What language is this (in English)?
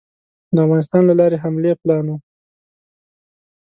Pashto